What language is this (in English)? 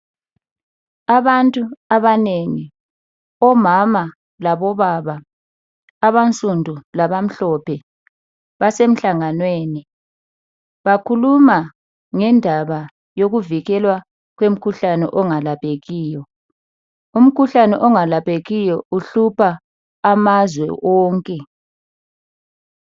North Ndebele